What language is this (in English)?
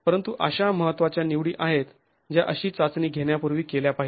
Marathi